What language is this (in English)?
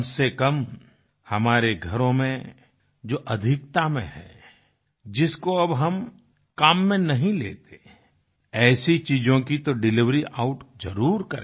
Hindi